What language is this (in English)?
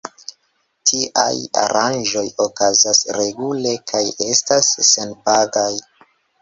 Esperanto